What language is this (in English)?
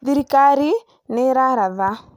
Kikuyu